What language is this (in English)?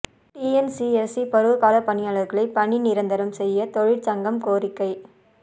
Tamil